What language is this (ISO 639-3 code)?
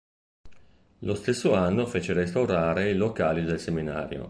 ita